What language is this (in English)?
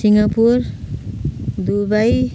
Nepali